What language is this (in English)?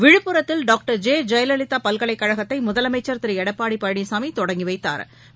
Tamil